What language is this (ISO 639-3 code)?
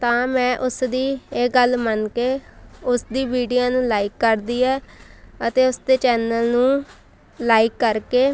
pan